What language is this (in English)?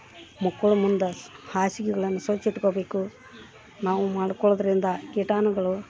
Kannada